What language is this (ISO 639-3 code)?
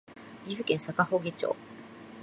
jpn